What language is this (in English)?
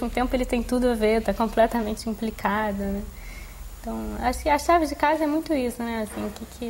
Portuguese